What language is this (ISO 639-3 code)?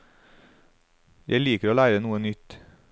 nor